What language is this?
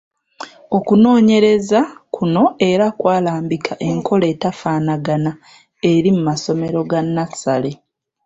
Ganda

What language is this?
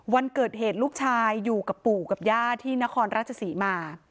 Thai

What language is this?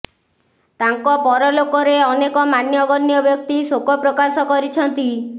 Odia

